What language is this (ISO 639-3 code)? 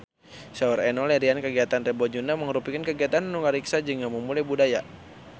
sun